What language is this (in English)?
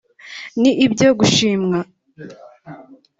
Kinyarwanda